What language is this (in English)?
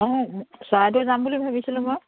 Assamese